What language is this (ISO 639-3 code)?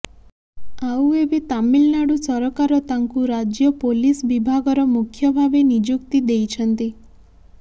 ori